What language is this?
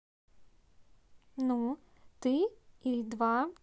Russian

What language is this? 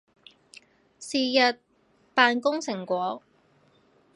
Cantonese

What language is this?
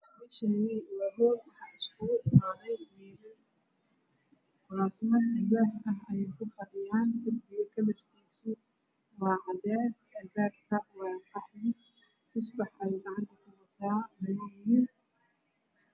Somali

